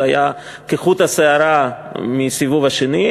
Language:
Hebrew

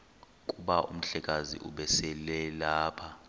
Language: Xhosa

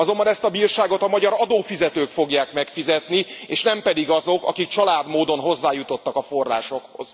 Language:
Hungarian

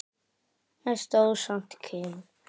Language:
Icelandic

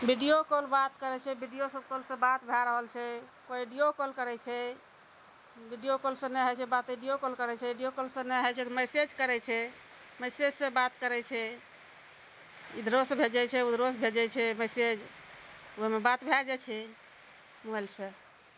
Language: Maithili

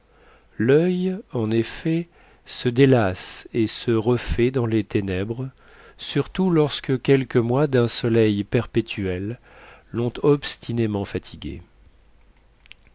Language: French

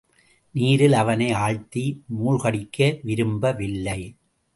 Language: Tamil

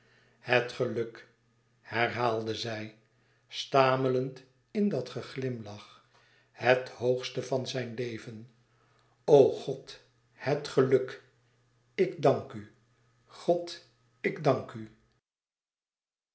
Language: Dutch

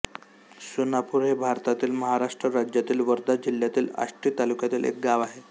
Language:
Marathi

